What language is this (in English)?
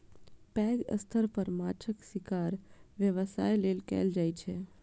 Maithili